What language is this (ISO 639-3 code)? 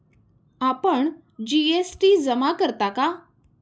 mar